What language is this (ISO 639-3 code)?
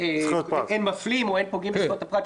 heb